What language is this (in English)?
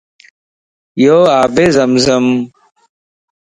Lasi